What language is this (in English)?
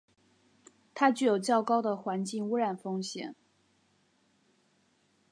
Chinese